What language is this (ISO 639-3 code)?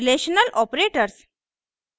hin